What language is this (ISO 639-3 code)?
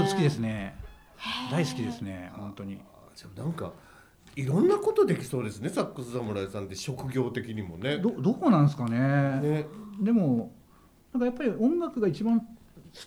jpn